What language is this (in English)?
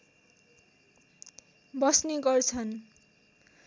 Nepali